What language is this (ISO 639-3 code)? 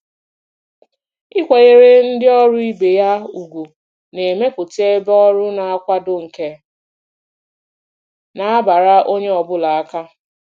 ibo